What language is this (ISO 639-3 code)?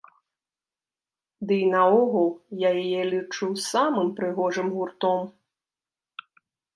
bel